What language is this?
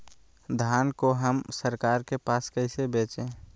Magahi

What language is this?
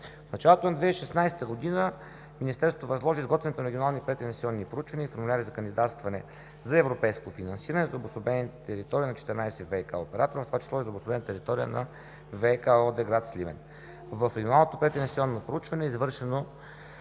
Bulgarian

